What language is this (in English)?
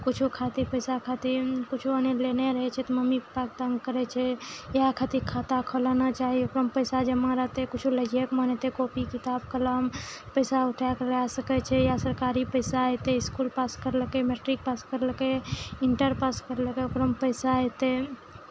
Maithili